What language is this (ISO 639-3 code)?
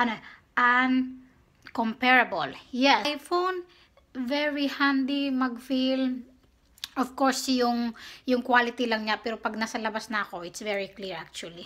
fil